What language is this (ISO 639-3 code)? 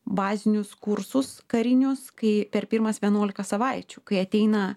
lit